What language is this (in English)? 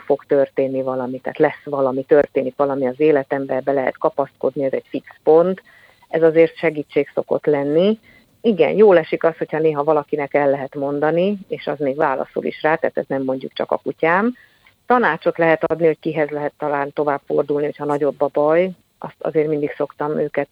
Hungarian